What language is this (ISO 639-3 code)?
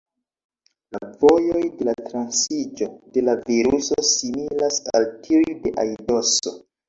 epo